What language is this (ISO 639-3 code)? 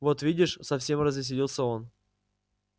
rus